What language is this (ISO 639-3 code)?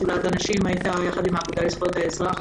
heb